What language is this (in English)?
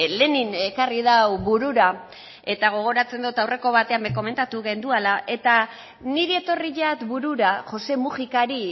Basque